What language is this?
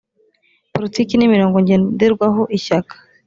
Kinyarwanda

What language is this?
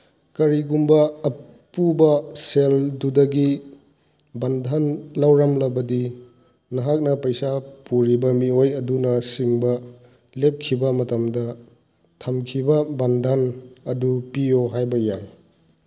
Manipuri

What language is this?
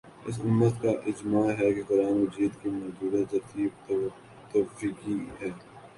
Urdu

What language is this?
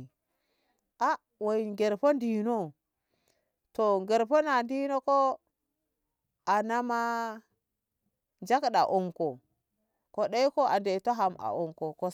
Ngamo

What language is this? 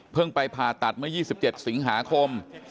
Thai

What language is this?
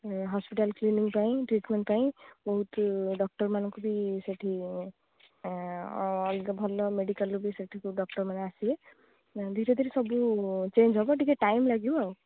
Odia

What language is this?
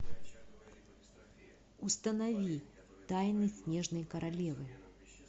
Russian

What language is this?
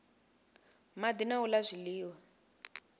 Venda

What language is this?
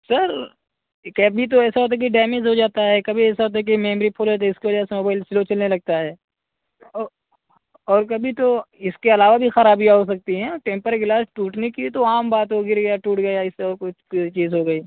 Urdu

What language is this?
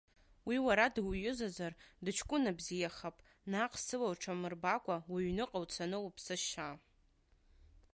Abkhazian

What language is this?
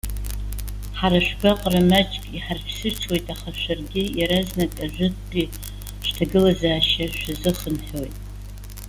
Abkhazian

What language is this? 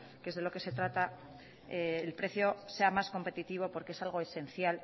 Spanish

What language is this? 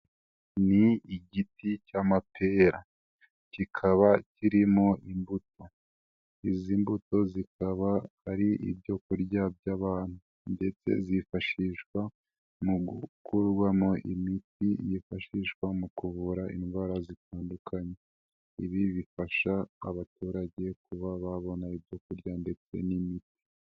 Kinyarwanda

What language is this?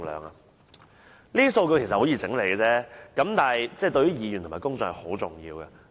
Cantonese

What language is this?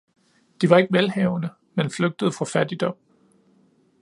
Danish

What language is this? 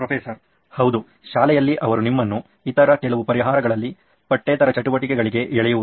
Kannada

